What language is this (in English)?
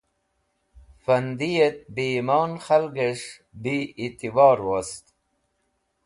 Wakhi